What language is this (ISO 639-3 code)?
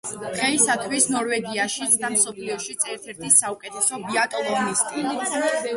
kat